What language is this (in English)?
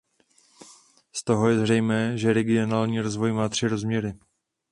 Czech